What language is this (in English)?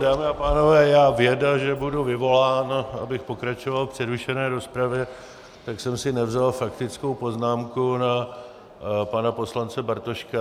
Czech